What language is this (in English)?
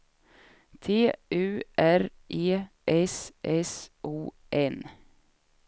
Swedish